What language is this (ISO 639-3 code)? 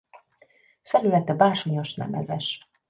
hun